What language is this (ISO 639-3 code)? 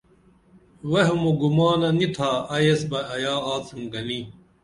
dml